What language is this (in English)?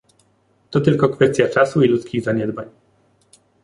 Polish